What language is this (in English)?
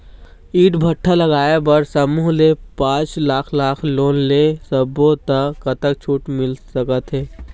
Chhattisgarhi